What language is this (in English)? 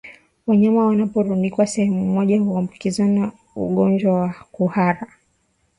Swahili